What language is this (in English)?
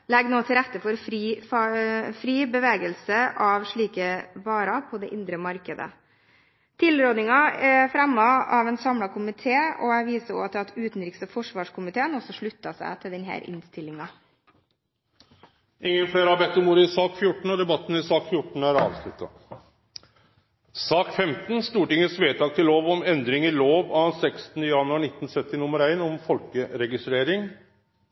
Norwegian